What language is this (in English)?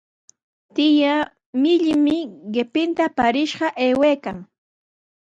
Sihuas Ancash Quechua